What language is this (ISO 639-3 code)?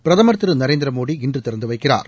tam